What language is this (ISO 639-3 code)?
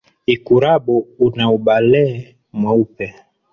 swa